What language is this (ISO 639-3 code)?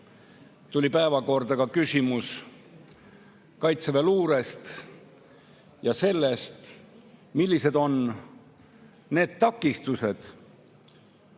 est